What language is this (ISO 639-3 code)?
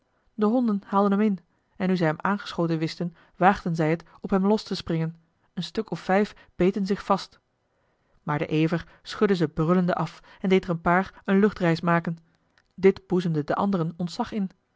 nld